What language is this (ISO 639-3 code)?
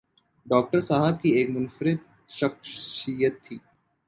urd